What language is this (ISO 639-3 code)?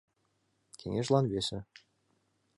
chm